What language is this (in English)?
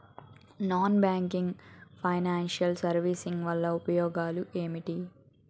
Telugu